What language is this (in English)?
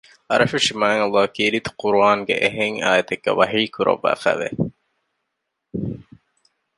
Divehi